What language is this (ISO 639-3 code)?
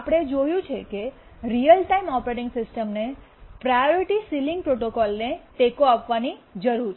guj